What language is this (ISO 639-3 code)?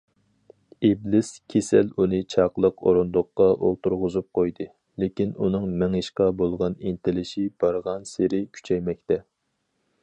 uig